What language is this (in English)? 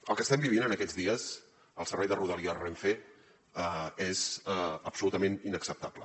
Catalan